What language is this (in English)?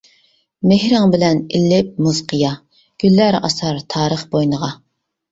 Uyghur